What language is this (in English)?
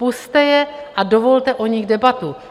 Czech